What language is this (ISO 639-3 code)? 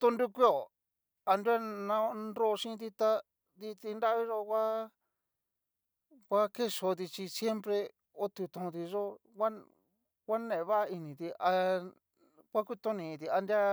miu